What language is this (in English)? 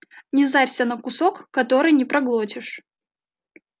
Russian